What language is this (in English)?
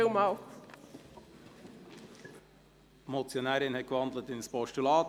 Swiss German